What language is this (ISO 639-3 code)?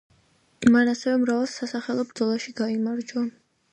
kat